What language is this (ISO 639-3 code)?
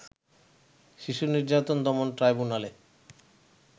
ben